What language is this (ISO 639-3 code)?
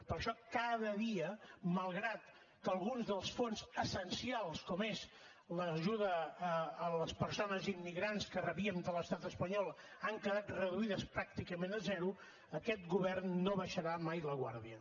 cat